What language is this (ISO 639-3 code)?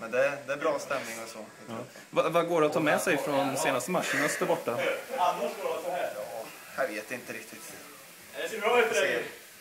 swe